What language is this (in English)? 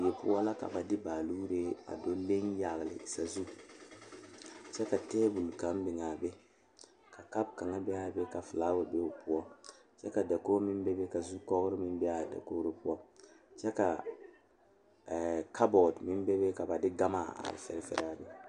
Southern Dagaare